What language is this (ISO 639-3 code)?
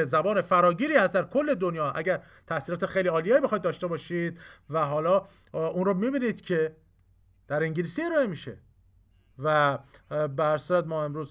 fas